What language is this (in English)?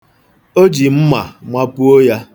Igbo